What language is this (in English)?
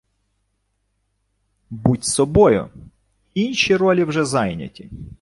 Ukrainian